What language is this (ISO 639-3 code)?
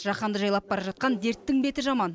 kaz